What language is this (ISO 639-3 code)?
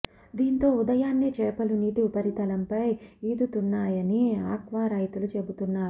tel